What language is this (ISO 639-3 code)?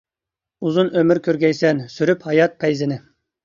uig